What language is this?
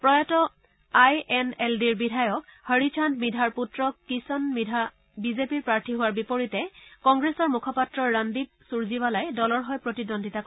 Assamese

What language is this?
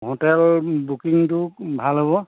Assamese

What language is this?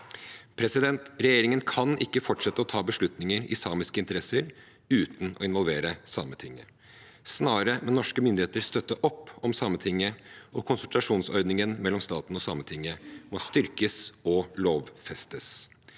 Norwegian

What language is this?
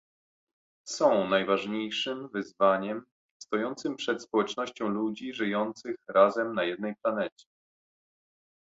Polish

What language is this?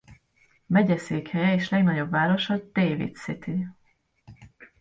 Hungarian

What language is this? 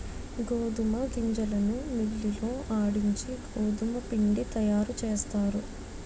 Telugu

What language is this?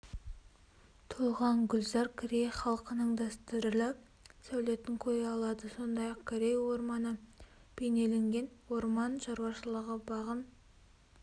Kazakh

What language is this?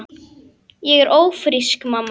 Icelandic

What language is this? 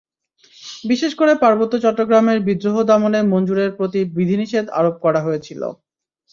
Bangla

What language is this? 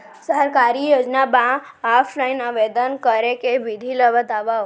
Chhattisgarhi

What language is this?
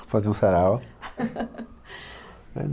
Portuguese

